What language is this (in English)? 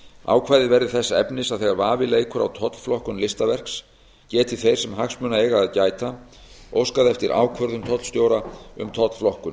Icelandic